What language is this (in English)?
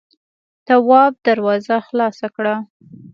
Pashto